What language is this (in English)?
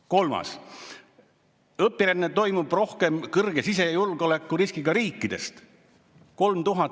Estonian